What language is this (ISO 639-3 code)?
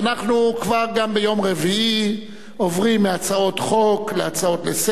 heb